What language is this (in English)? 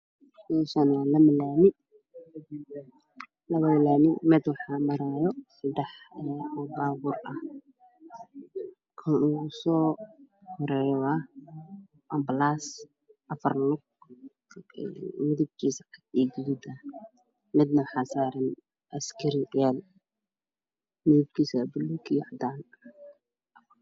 Somali